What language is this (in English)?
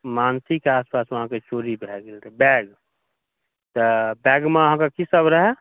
Maithili